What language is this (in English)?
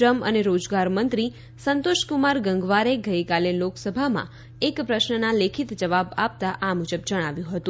Gujarati